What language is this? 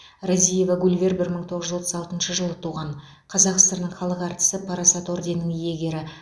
Kazakh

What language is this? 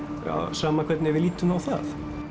Icelandic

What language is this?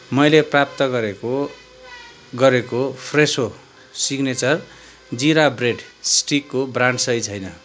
Nepali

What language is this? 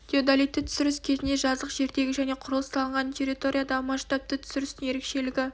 Kazakh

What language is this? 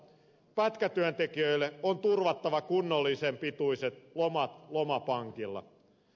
Finnish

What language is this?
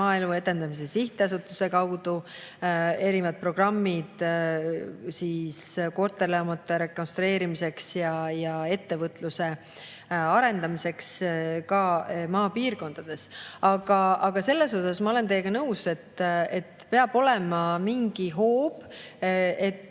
Estonian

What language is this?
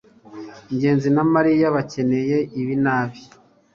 Kinyarwanda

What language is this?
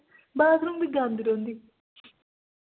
Dogri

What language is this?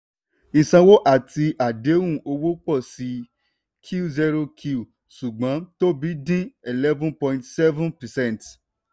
Yoruba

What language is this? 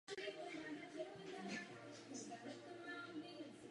Czech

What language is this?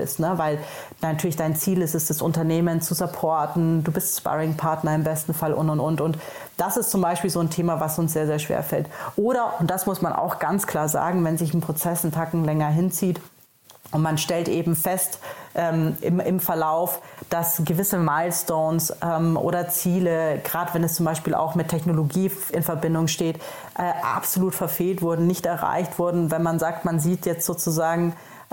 German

